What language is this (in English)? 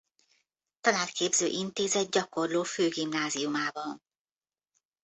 Hungarian